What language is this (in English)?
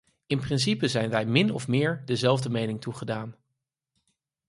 Dutch